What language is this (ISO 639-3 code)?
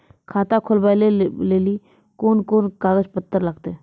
mai